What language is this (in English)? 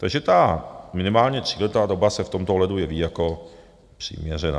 Czech